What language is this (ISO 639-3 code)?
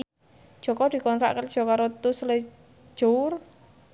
jav